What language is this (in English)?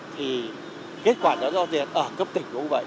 Vietnamese